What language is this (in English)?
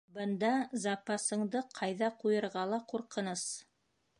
Bashkir